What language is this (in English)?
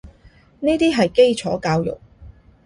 Cantonese